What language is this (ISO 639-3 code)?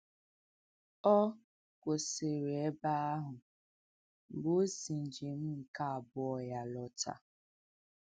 ibo